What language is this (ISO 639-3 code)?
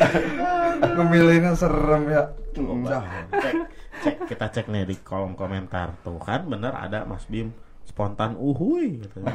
ind